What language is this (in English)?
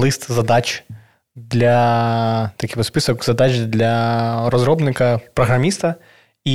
Ukrainian